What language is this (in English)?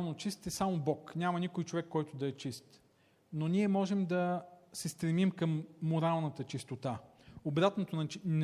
Bulgarian